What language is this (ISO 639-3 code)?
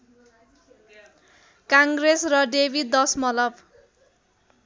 nep